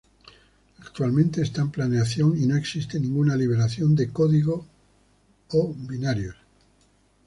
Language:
Spanish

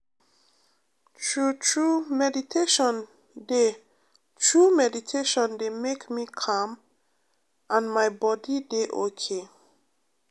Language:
Nigerian Pidgin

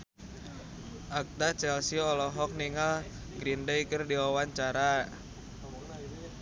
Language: Sundanese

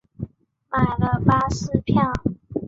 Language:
Chinese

